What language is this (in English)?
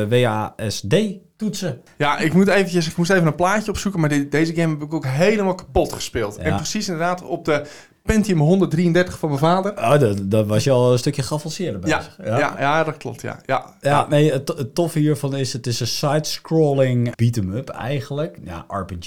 Dutch